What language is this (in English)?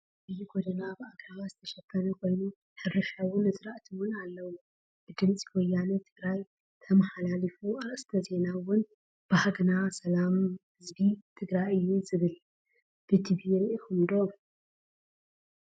Tigrinya